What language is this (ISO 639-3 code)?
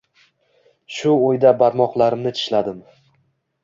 uzb